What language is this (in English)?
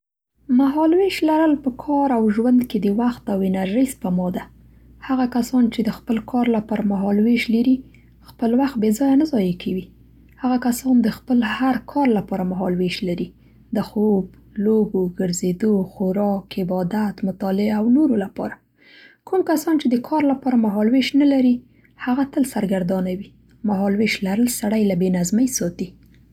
Central Pashto